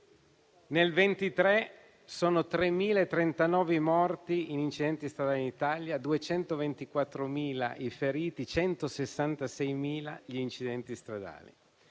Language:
Italian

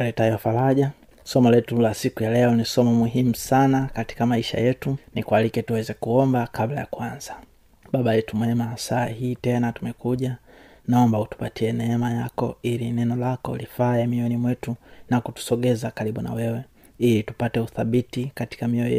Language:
Swahili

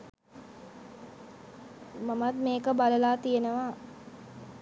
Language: Sinhala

